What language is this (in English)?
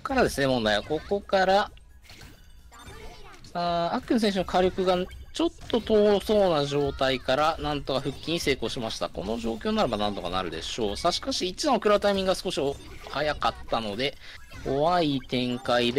Japanese